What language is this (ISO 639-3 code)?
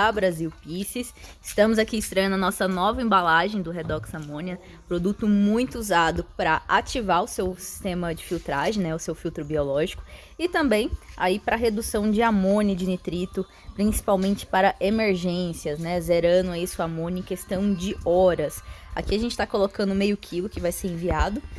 por